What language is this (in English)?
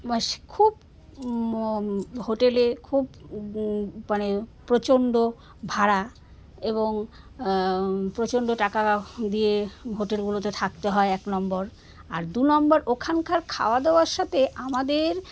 Bangla